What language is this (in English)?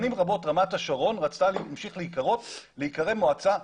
Hebrew